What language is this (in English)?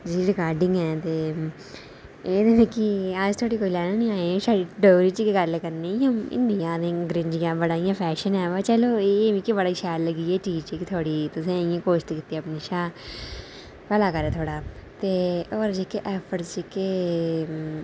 Dogri